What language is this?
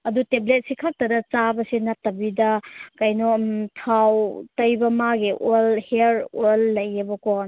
Manipuri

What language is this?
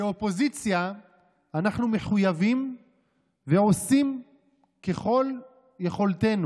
Hebrew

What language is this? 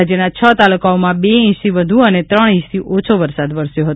Gujarati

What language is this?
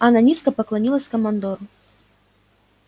Russian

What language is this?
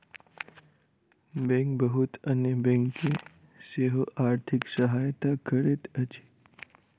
Maithili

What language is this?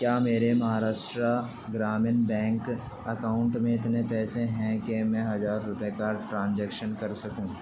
Urdu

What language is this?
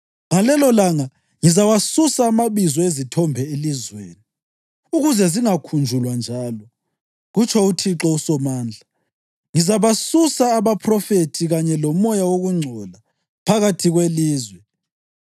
North Ndebele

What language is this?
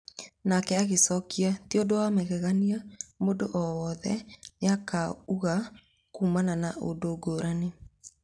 Kikuyu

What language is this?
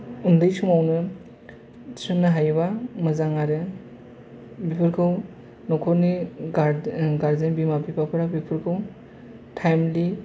Bodo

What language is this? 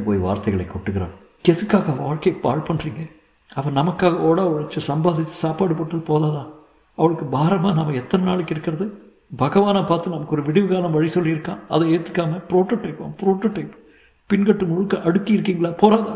Tamil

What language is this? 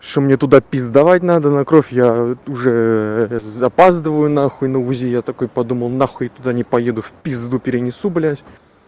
Russian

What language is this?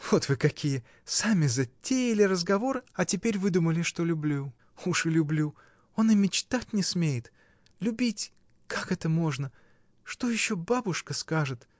Russian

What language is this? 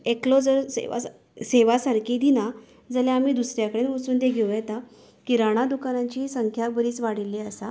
Konkani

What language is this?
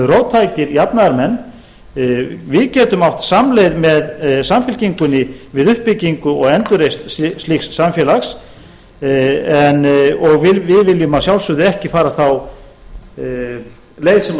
Icelandic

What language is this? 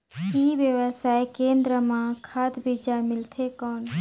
Chhattisgarhi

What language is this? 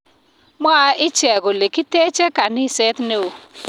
Kalenjin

